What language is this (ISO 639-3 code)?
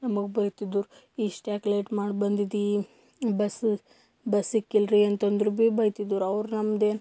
kan